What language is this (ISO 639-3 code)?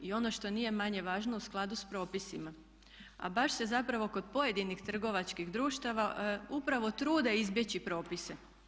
hrv